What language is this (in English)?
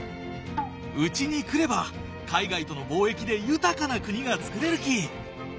Japanese